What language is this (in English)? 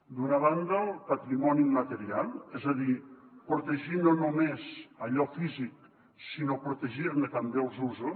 Catalan